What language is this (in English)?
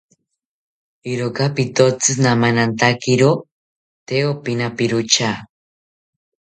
South Ucayali Ashéninka